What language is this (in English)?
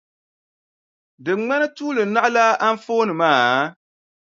Dagbani